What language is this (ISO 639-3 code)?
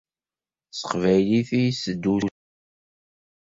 kab